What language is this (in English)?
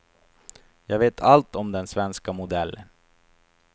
Swedish